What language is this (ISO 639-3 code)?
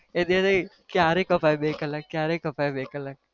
guj